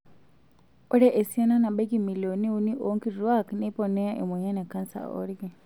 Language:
Masai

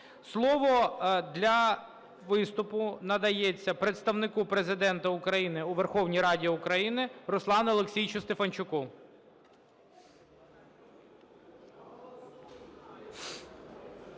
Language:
Ukrainian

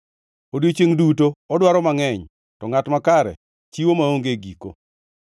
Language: Luo (Kenya and Tanzania)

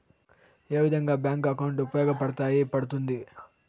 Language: Telugu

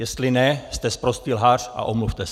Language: Czech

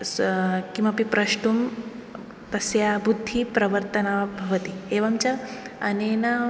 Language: Sanskrit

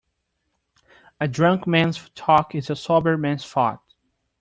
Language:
English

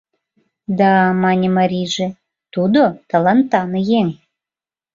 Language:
Mari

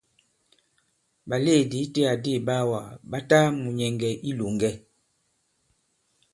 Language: Bankon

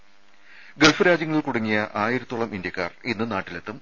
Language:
Malayalam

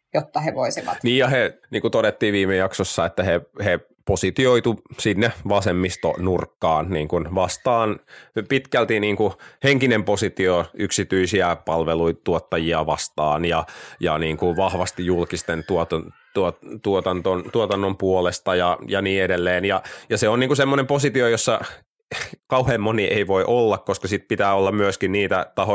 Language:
Finnish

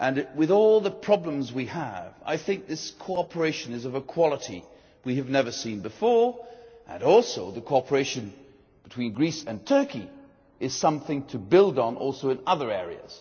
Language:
English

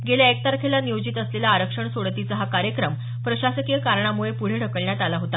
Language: Marathi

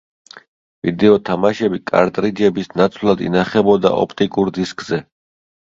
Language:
Georgian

